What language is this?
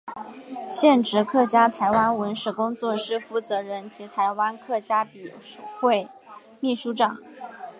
Chinese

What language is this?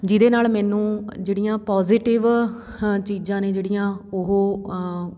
Punjabi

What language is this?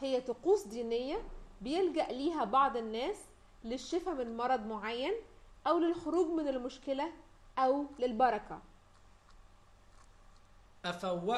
Arabic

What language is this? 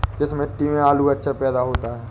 Hindi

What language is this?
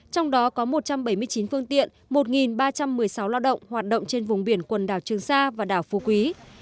Vietnamese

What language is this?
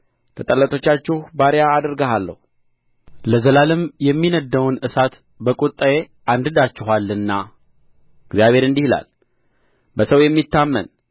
Amharic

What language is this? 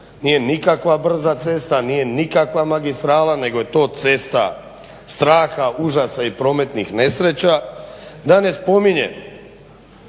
Croatian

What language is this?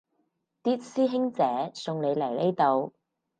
Cantonese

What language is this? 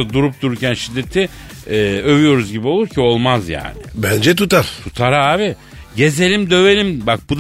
Turkish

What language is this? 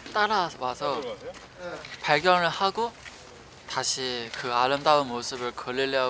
Korean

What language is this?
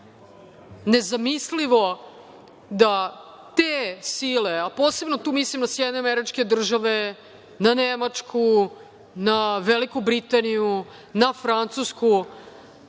Serbian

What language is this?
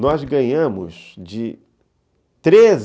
Portuguese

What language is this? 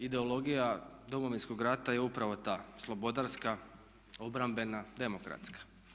Croatian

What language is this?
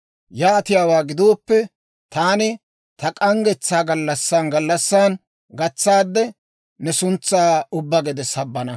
Dawro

